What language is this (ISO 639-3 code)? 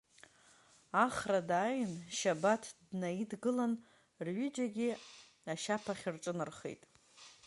abk